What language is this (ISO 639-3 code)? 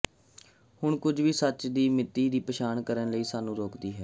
pan